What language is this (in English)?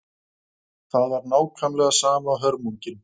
Icelandic